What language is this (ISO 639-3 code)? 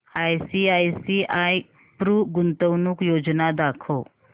mar